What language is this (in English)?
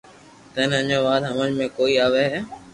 Loarki